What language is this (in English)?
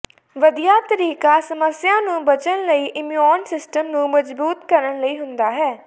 Punjabi